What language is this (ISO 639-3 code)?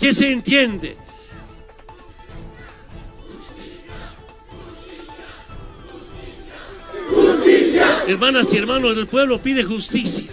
spa